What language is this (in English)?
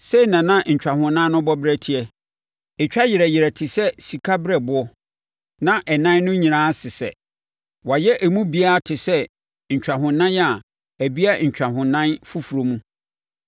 Akan